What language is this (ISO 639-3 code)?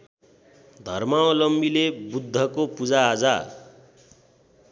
nep